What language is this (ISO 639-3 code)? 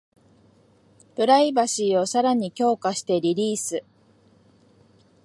jpn